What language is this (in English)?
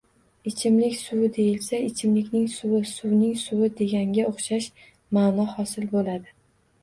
Uzbek